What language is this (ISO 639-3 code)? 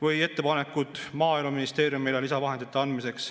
est